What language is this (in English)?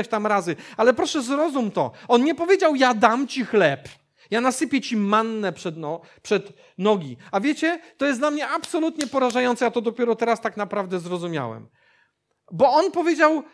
Polish